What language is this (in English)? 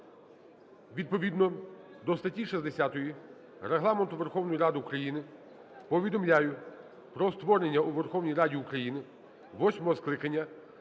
Ukrainian